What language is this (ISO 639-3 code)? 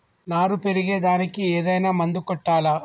tel